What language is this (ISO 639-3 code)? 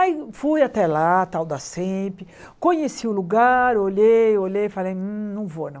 por